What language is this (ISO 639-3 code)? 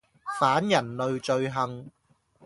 yue